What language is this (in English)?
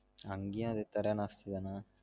Tamil